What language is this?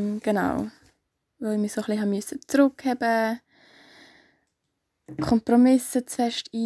German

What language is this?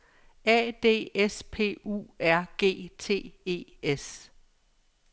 Danish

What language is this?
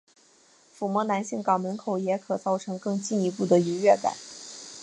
Chinese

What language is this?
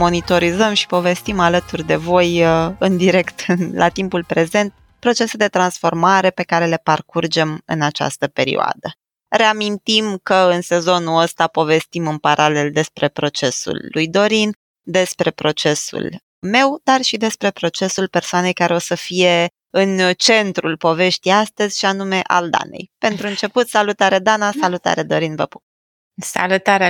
Romanian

